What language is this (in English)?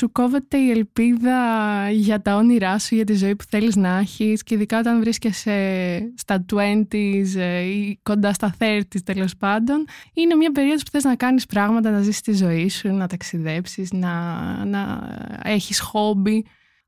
Greek